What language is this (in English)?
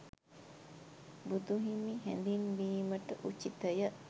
Sinhala